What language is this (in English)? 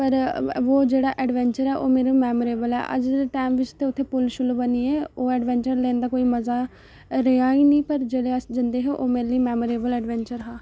Dogri